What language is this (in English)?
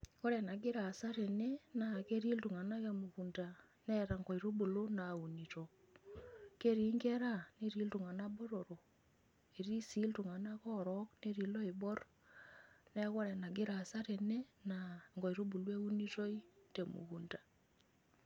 Masai